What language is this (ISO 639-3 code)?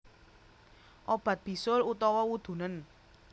jav